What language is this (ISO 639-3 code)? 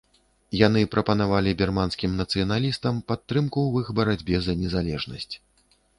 bel